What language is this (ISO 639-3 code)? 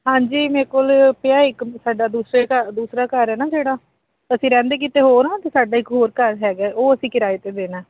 pan